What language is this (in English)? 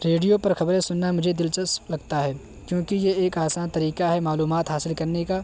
Urdu